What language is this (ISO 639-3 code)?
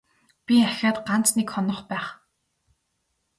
mon